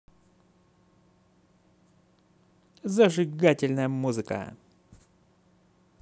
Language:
Russian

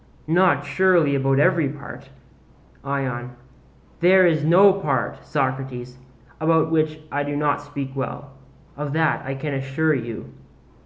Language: English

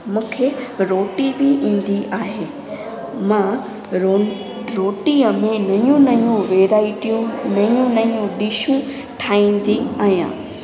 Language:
Sindhi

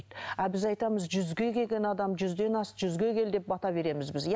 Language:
Kazakh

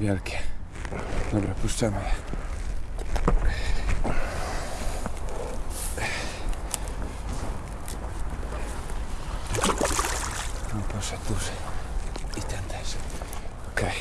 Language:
Polish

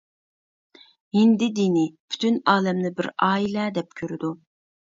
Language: Uyghur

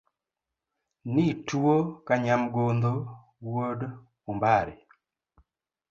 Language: Luo (Kenya and Tanzania)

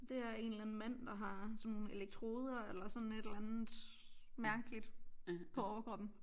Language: Danish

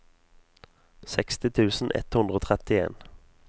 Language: Norwegian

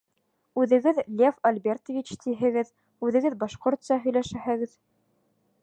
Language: Bashkir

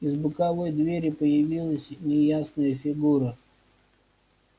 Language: Russian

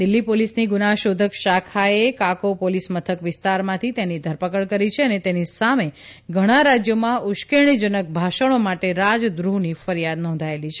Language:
Gujarati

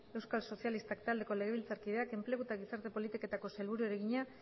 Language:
Basque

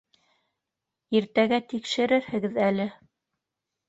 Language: Bashkir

